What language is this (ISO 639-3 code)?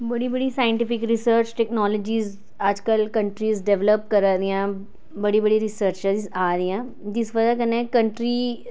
doi